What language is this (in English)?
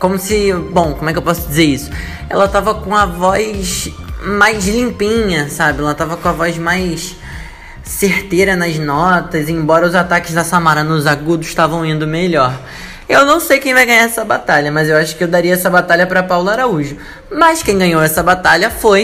Portuguese